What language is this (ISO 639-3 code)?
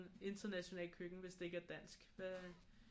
dan